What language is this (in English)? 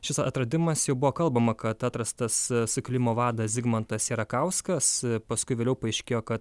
Lithuanian